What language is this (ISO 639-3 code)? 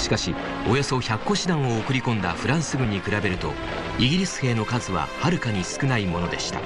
jpn